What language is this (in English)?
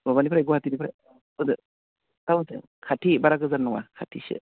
Bodo